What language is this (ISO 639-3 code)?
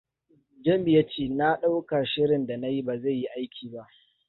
hau